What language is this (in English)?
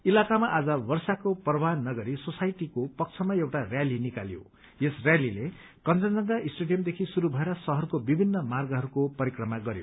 Nepali